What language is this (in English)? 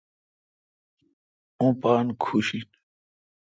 Kalkoti